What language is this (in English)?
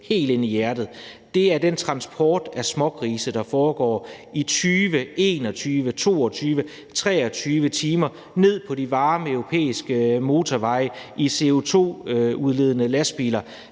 Danish